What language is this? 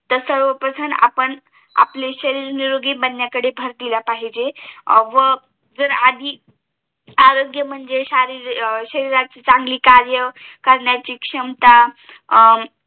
Marathi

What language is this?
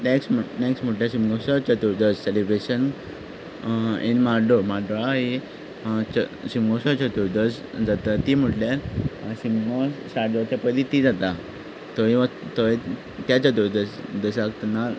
Konkani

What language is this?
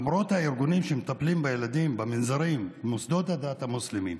Hebrew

